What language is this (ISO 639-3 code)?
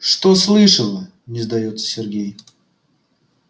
rus